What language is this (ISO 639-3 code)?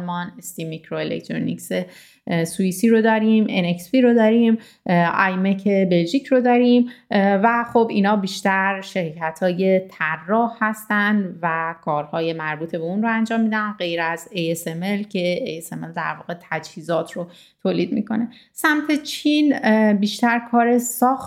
fas